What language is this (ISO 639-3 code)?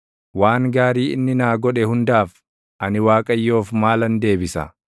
orm